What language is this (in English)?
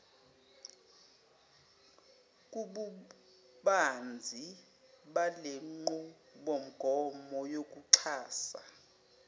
Zulu